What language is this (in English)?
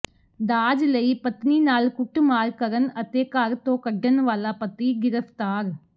Punjabi